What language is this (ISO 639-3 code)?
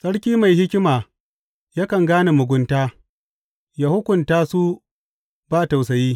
hau